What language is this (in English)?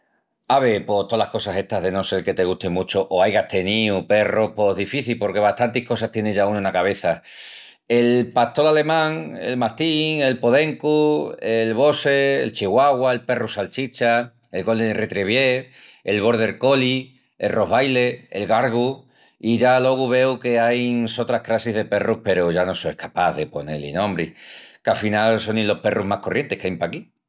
Extremaduran